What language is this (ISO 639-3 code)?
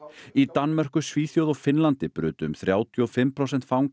isl